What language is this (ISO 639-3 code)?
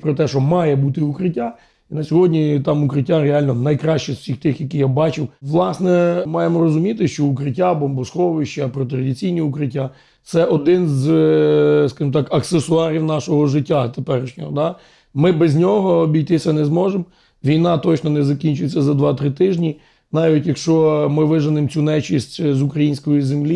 ukr